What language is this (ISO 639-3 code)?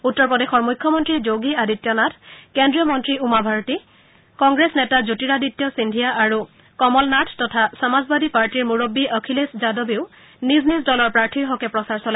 asm